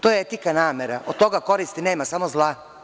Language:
Serbian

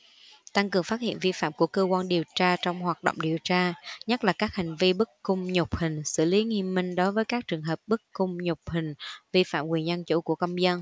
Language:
Vietnamese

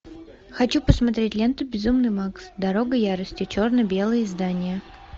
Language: Russian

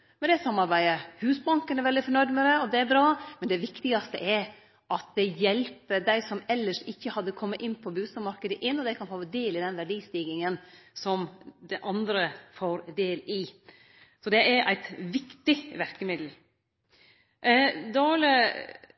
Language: Norwegian Nynorsk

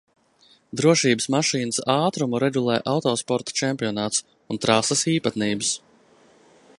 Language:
Latvian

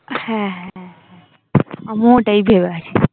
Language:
Bangla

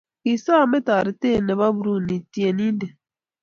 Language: Kalenjin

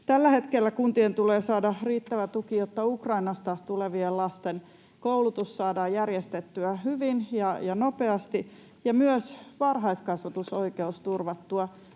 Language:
Finnish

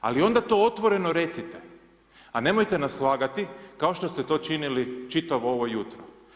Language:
Croatian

